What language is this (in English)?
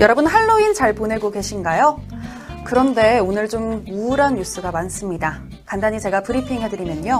Korean